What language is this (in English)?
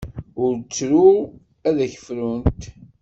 Kabyle